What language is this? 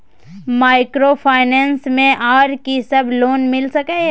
Maithili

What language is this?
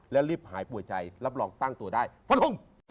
Thai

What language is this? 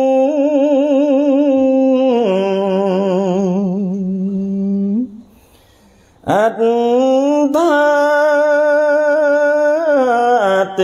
Thai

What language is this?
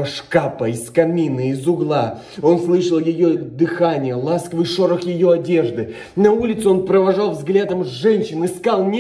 Russian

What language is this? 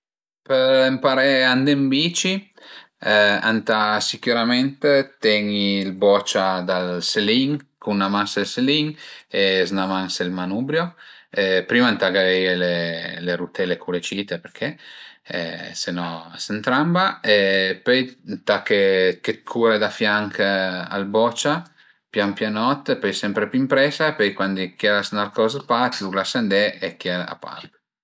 Piedmontese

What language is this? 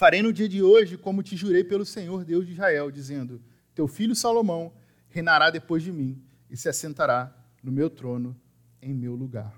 Portuguese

